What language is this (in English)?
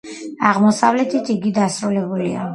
Georgian